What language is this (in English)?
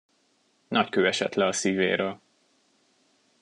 Hungarian